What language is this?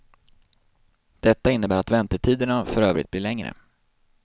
Swedish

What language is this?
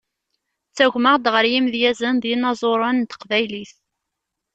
Kabyle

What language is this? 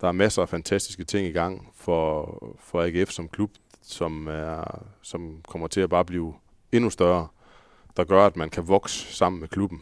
Danish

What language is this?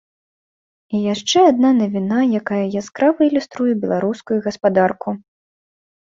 Belarusian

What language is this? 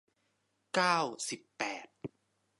Thai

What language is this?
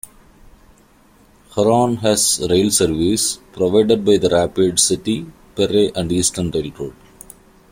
English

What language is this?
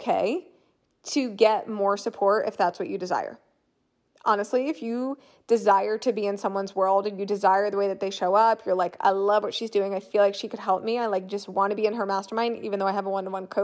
English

